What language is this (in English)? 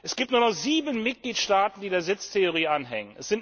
German